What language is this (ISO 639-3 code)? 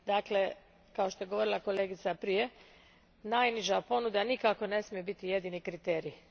hrv